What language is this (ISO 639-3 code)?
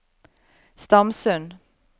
nor